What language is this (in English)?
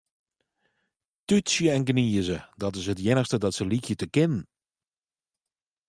Western Frisian